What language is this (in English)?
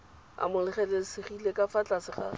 Tswana